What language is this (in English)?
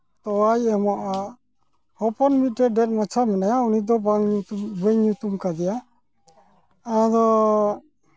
Santali